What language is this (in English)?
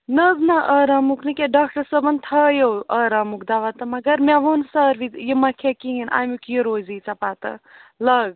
Kashmiri